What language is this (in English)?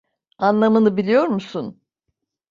Turkish